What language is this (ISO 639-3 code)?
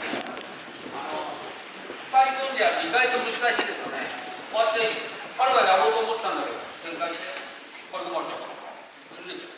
jpn